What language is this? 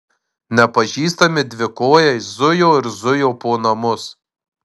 Lithuanian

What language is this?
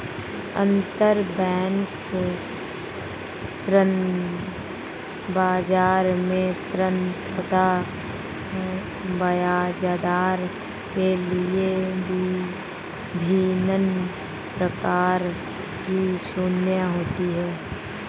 Hindi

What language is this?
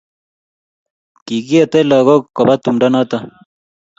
Kalenjin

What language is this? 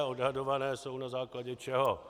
Czech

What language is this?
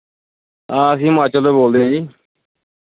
Punjabi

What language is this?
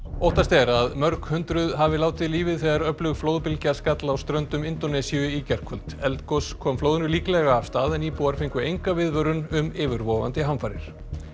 Icelandic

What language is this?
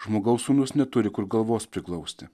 Lithuanian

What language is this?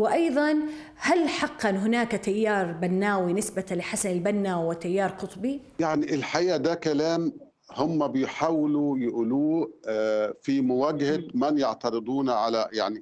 Arabic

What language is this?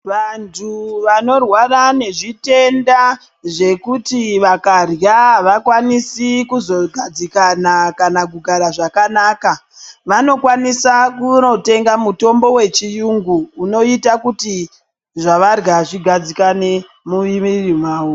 Ndau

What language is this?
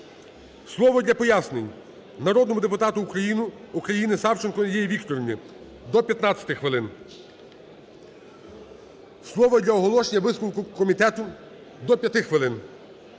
Ukrainian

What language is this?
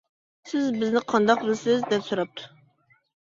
Uyghur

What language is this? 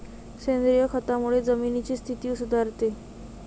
Marathi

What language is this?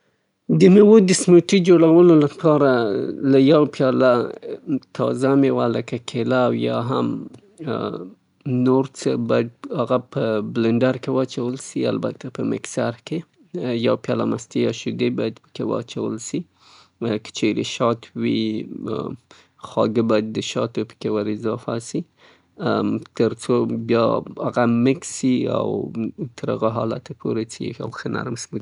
Southern Pashto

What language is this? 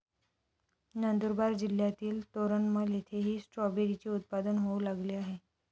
Marathi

